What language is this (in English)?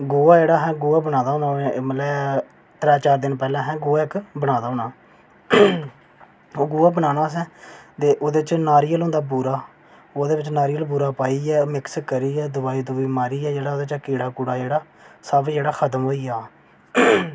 Dogri